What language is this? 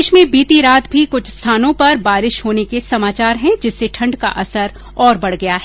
Hindi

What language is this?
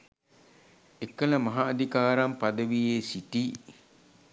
Sinhala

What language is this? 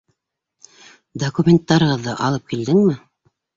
Bashkir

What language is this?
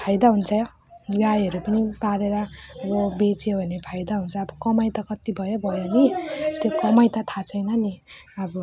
Nepali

